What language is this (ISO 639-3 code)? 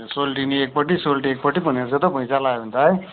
nep